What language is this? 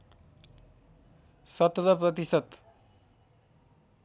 Nepali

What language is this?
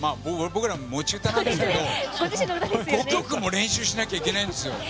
Japanese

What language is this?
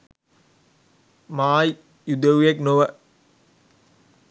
Sinhala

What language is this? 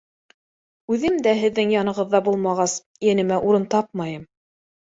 Bashkir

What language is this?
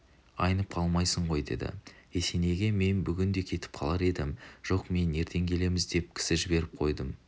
Kazakh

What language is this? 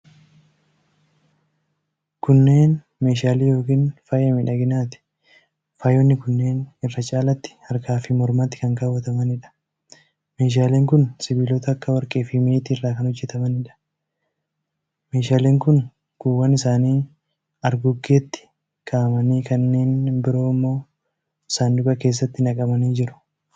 Oromo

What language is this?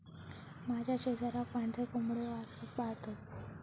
Marathi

